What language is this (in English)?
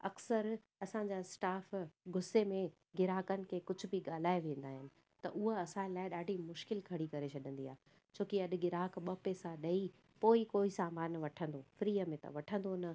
Sindhi